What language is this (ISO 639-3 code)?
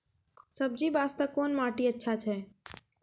mai